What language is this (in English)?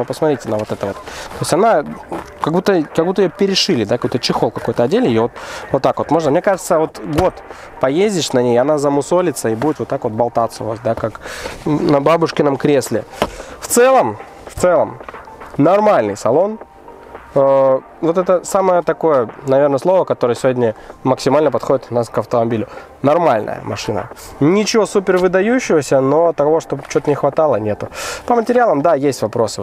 Russian